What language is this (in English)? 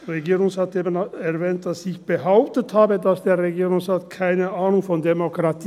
Swiss German